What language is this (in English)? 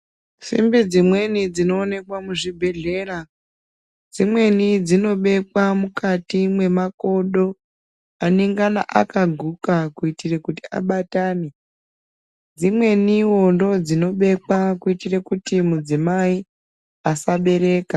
Ndau